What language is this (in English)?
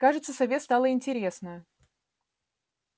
Russian